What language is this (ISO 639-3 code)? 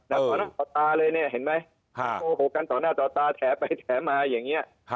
tha